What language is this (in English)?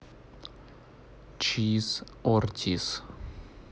Russian